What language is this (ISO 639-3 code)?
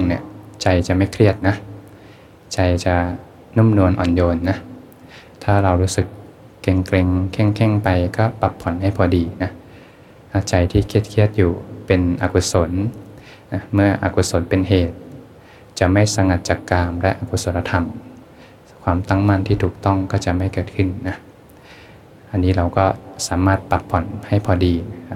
tha